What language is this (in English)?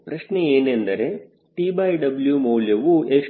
Kannada